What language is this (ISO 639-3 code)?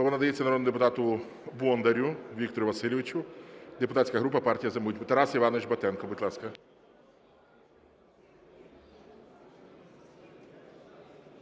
ukr